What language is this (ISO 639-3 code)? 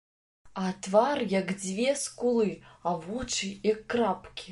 bel